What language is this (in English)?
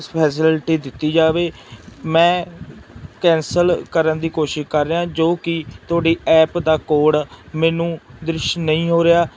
Punjabi